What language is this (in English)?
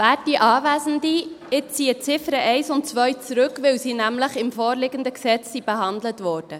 Swiss German